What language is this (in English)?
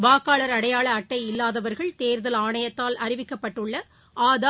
Tamil